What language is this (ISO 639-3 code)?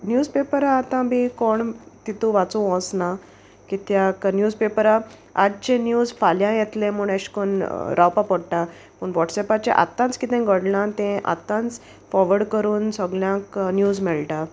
kok